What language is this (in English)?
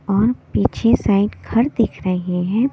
Hindi